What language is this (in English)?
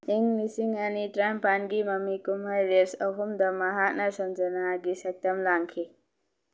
Manipuri